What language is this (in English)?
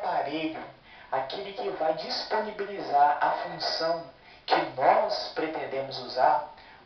Portuguese